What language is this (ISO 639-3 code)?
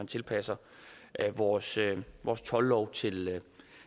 dan